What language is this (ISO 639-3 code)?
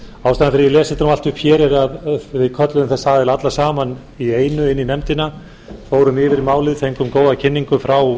isl